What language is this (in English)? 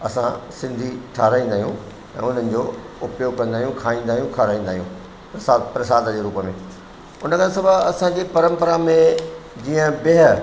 Sindhi